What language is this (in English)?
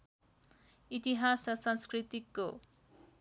Nepali